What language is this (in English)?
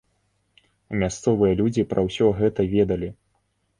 Belarusian